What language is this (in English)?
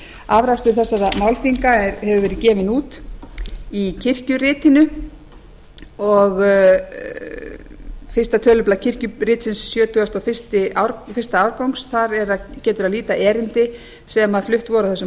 Icelandic